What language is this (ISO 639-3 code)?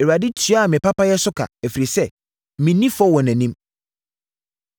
aka